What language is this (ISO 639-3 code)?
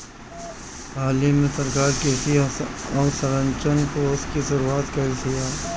bho